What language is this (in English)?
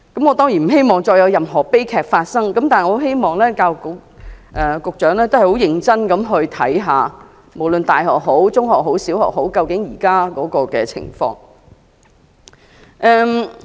Cantonese